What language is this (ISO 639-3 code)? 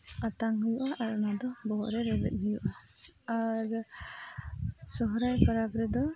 sat